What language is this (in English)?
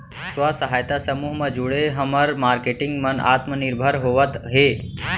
Chhattisgarhi